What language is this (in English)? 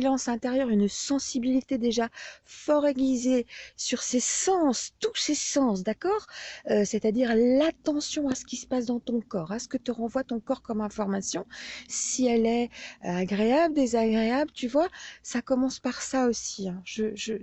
French